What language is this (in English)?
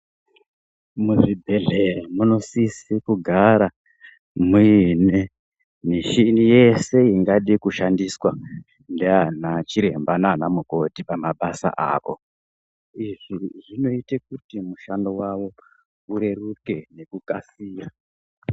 Ndau